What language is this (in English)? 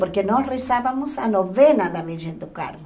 Portuguese